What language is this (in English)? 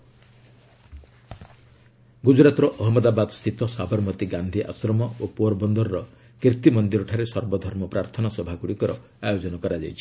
Odia